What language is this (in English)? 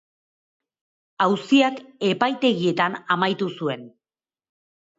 Basque